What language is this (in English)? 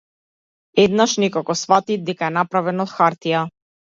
Macedonian